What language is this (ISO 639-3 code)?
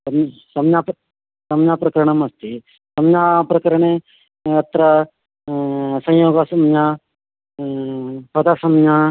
san